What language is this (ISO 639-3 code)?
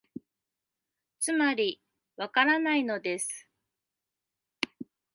jpn